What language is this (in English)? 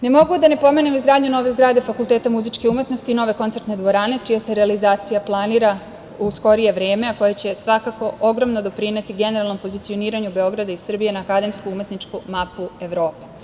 Serbian